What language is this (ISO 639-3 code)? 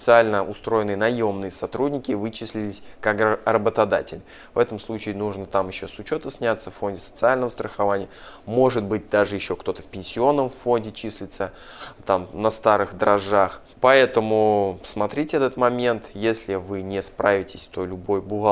rus